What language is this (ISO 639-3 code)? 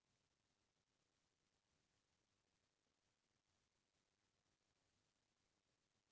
hne